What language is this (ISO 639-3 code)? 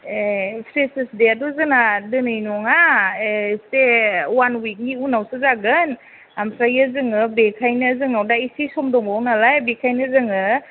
brx